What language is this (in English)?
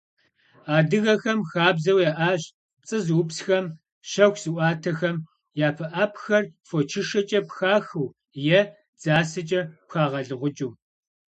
Kabardian